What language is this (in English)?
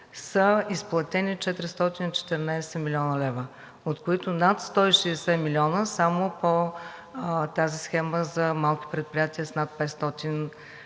Bulgarian